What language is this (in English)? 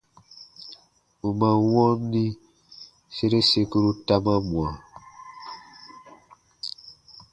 Baatonum